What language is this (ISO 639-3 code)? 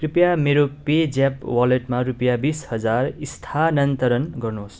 nep